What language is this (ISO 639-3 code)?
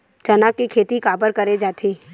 hne